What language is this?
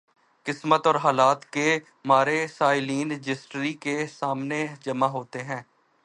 Urdu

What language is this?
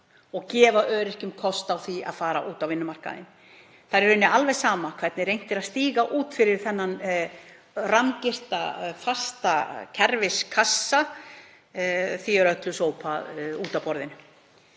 Icelandic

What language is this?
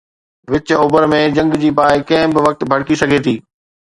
Sindhi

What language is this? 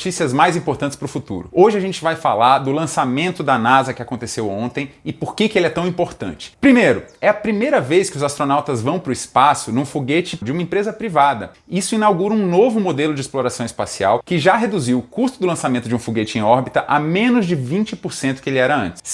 Portuguese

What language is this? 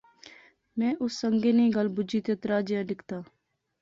Pahari-Potwari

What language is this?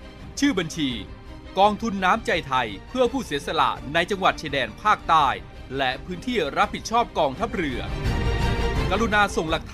Thai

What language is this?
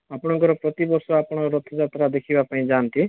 Odia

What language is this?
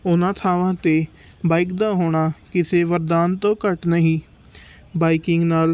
Punjabi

